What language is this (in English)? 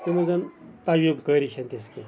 Kashmiri